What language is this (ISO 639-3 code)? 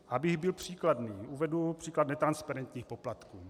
ces